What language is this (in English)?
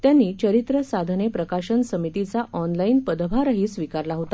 Marathi